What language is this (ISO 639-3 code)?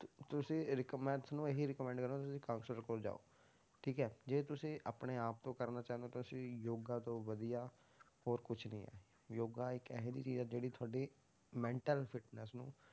pan